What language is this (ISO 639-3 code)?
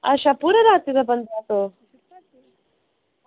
doi